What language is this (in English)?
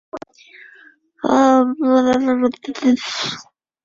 Chinese